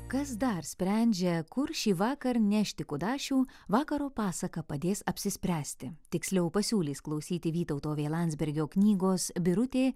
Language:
Lithuanian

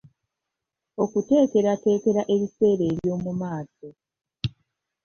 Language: Ganda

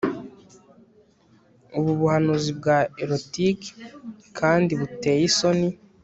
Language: Kinyarwanda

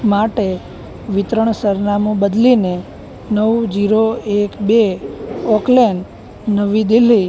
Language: Gujarati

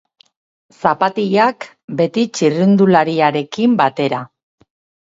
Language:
Basque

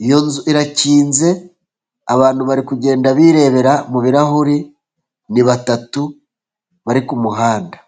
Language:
Kinyarwanda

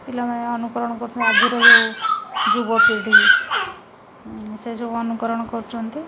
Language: Odia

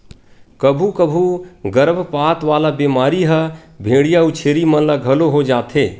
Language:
Chhattisgarhi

